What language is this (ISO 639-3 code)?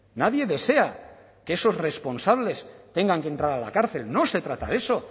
spa